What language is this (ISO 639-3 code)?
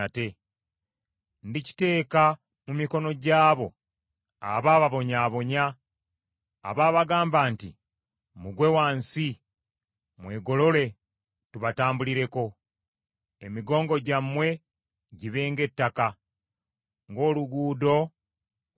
lug